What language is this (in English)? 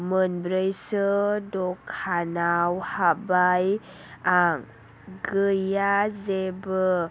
Bodo